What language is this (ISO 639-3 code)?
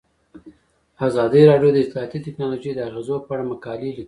pus